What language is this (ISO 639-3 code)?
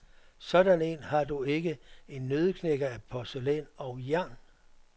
dan